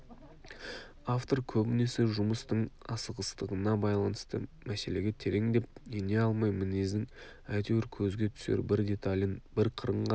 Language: Kazakh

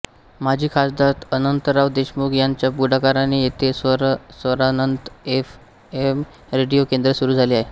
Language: Marathi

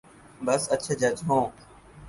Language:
Urdu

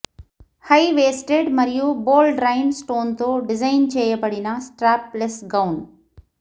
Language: Telugu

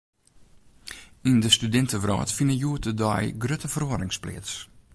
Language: Western Frisian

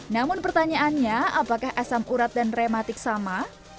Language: Indonesian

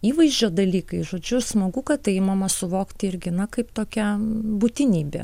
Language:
Lithuanian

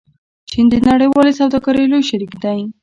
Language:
Pashto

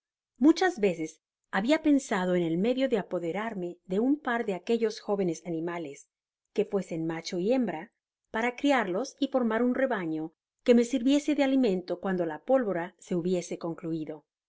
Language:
Spanish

